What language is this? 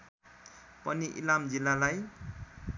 Nepali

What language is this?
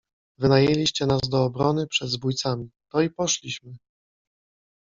Polish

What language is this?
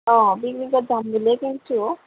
Assamese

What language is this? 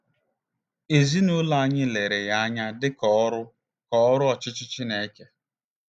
Igbo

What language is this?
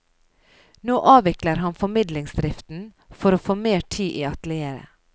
Norwegian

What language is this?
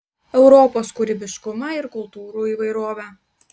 Lithuanian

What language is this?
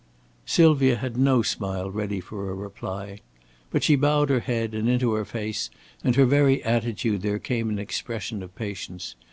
English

